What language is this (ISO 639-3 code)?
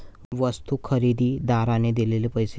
mar